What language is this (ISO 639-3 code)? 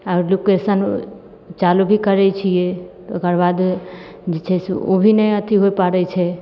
mai